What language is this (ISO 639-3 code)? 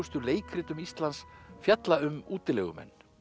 isl